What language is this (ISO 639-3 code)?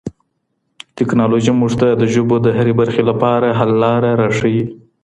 pus